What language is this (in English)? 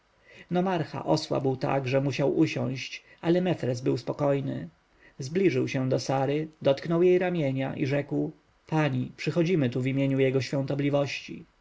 Polish